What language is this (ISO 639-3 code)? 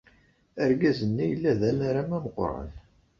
kab